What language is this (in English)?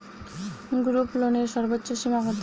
Bangla